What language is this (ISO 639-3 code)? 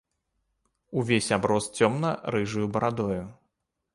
bel